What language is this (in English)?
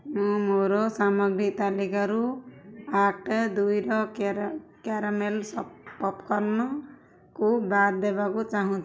Odia